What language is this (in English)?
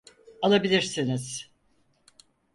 Turkish